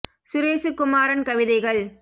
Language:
Tamil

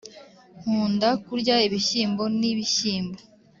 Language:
Kinyarwanda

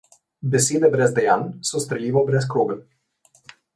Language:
Slovenian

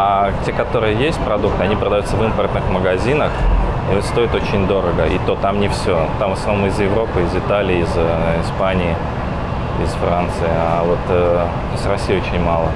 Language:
Russian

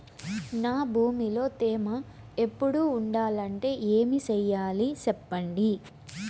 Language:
Telugu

